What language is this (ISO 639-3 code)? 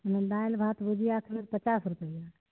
mai